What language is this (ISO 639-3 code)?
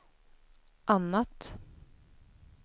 swe